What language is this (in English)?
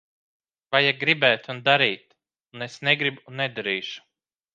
Latvian